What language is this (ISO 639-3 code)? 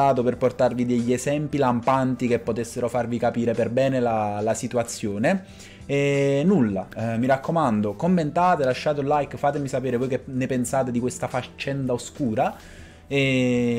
ita